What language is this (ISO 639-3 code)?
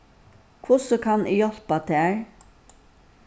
fao